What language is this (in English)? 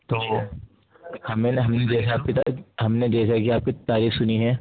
Urdu